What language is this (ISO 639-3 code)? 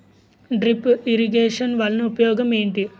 tel